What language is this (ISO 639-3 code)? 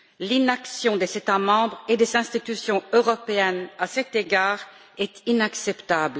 fra